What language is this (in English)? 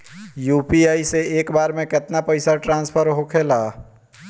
Bhojpuri